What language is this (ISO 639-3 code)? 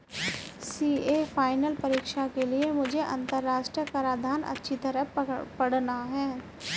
hin